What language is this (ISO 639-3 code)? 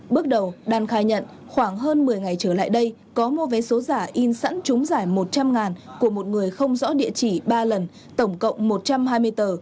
vie